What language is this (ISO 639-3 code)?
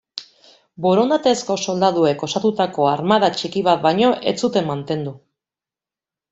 eus